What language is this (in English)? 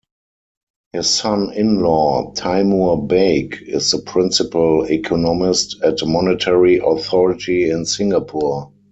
English